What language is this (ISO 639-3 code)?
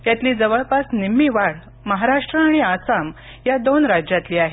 mar